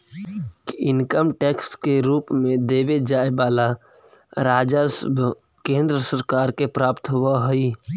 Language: Magahi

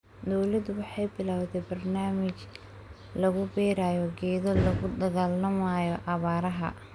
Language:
Somali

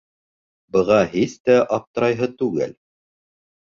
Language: Bashkir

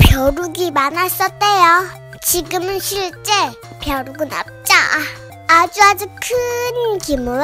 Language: Korean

